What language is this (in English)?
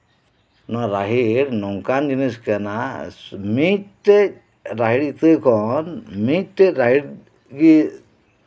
Santali